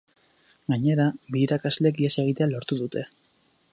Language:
Basque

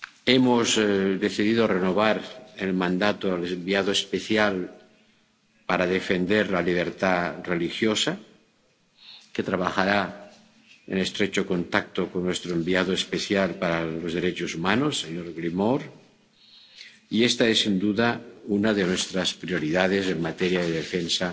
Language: Spanish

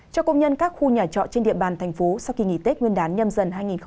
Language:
Vietnamese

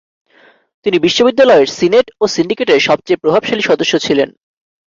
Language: Bangla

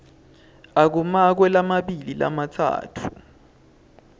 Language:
Swati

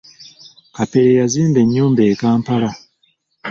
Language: Ganda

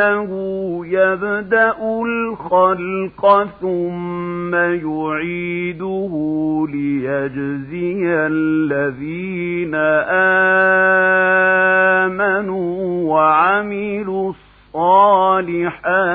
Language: Arabic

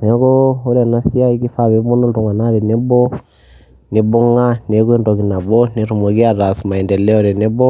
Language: Masai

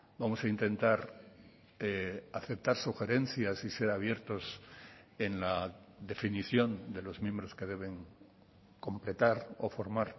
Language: Spanish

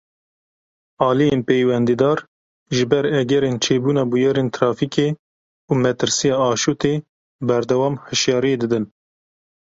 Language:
Kurdish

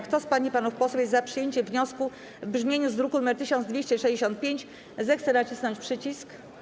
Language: Polish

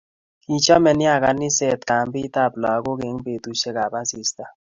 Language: Kalenjin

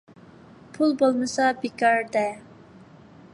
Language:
Uyghur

